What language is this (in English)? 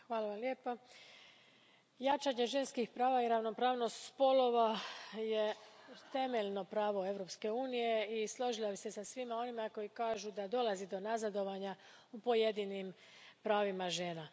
Croatian